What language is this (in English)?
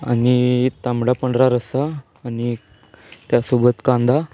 Marathi